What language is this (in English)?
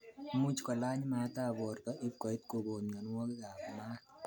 Kalenjin